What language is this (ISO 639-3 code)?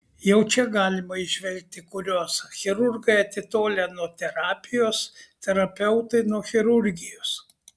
lit